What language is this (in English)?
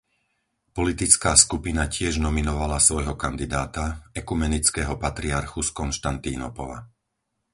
Slovak